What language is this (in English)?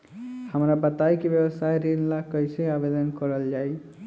Bhojpuri